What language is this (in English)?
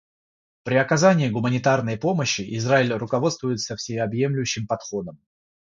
Russian